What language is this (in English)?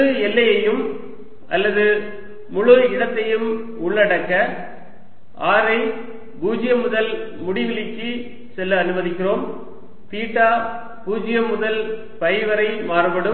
Tamil